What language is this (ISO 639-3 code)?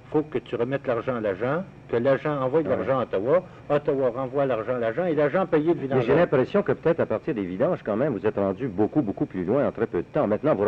fra